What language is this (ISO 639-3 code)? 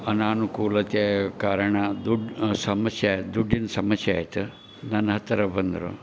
kan